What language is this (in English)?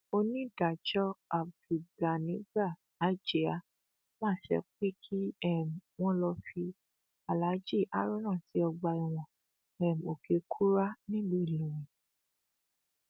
Yoruba